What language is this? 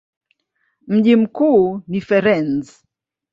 Swahili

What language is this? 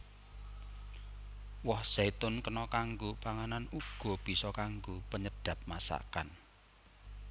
Javanese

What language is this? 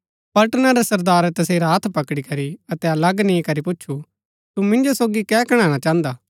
Gaddi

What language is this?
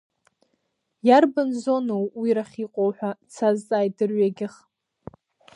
Abkhazian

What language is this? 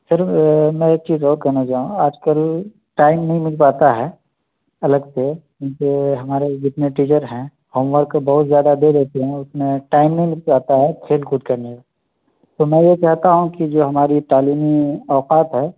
Urdu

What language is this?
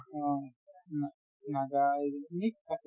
Assamese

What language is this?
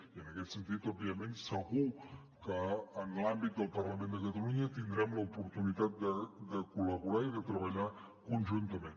Catalan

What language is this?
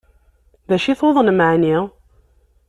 Kabyle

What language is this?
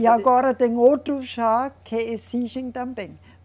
Portuguese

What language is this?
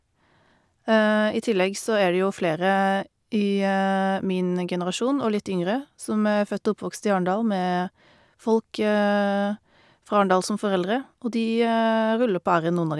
Norwegian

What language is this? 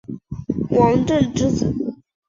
Chinese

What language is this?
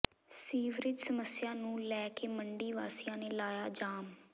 Punjabi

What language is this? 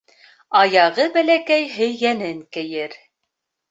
Bashkir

